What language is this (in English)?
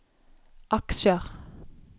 Norwegian